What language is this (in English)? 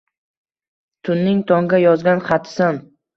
Uzbek